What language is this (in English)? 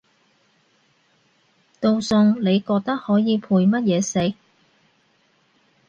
Cantonese